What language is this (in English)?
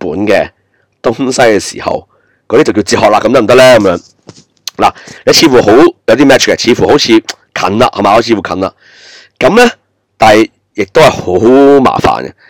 Chinese